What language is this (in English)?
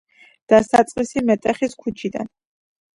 Georgian